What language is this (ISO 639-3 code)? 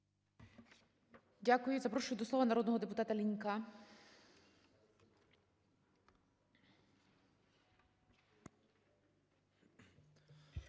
ukr